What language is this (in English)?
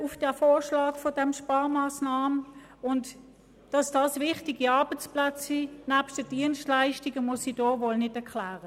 Swiss German